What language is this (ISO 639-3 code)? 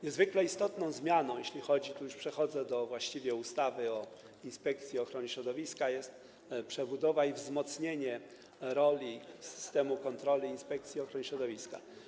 pol